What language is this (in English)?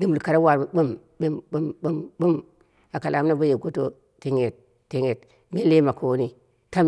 Dera (Nigeria)